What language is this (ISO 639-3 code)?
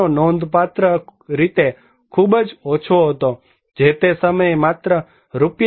guj